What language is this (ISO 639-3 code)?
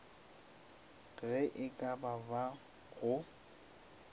nso